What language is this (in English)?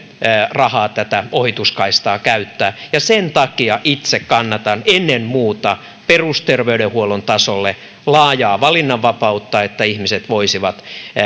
Finnish